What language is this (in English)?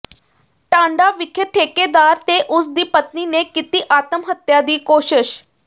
Punjabi